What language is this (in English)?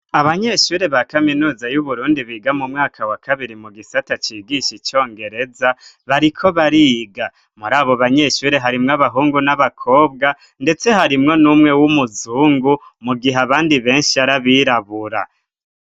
Rundi